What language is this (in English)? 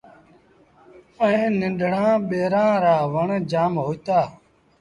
Sindhi Bhil